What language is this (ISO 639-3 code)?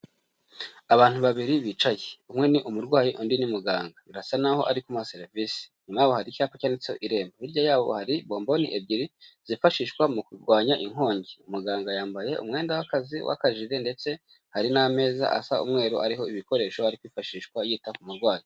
kin